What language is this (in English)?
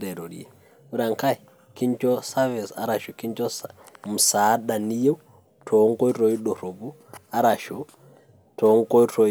Masai